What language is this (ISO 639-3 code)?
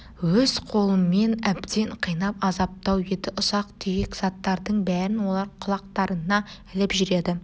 kaz